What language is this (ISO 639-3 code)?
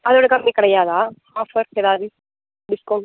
tam